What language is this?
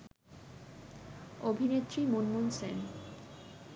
Bangla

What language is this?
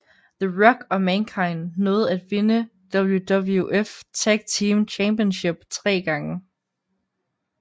Danish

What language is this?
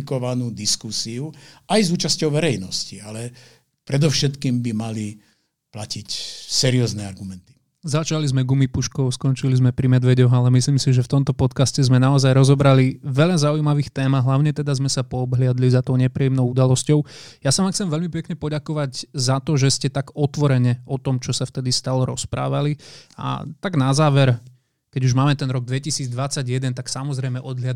Slovak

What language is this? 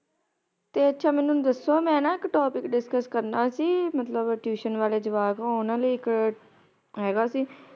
Punjabi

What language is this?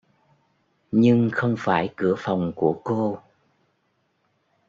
Vietnamese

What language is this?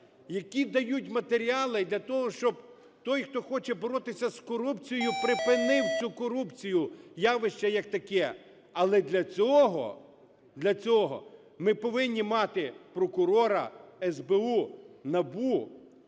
Ukrainian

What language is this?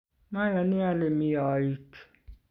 Kalenjin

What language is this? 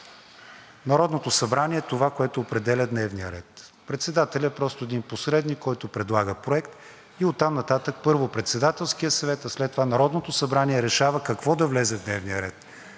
Bulgarian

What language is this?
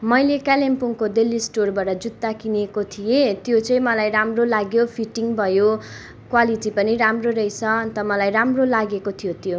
Nepali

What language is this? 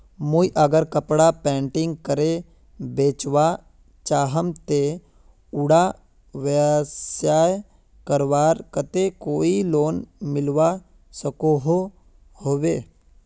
Magahi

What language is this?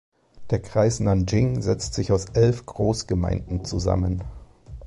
German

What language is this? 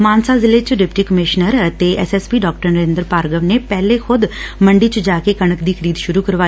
Punjabi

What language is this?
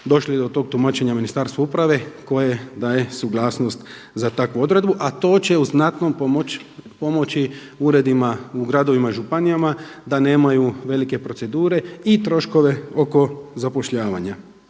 Croatian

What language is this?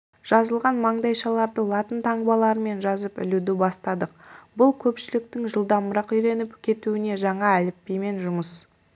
Kazakh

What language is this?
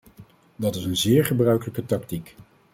Dutch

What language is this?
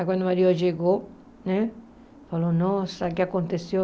Portuguese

